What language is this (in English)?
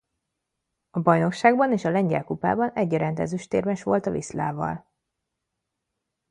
Hungarian